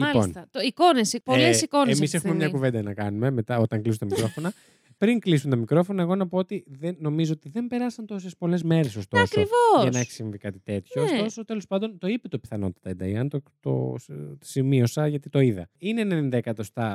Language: Greek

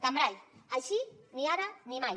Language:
Catalan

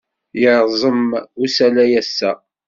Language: Kabyle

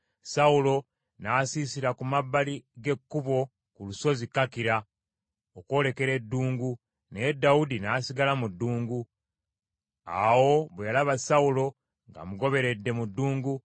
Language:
Ganda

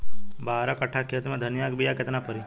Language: Bhojpuri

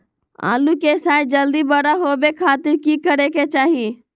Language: Magahi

